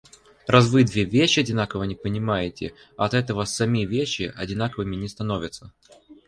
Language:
Russian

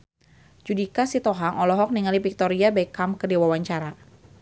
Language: Sundanese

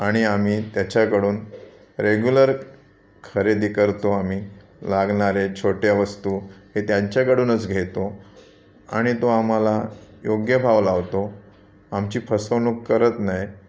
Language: Marathi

